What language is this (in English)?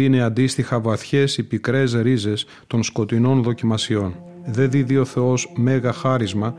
Greek